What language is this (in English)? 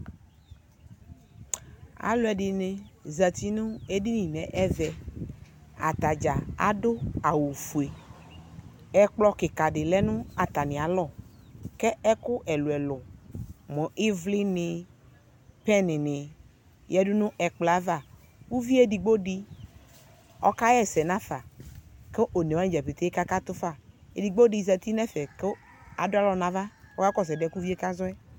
Ikposo